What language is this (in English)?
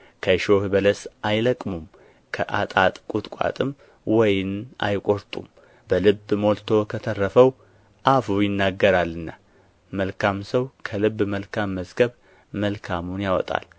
Amharic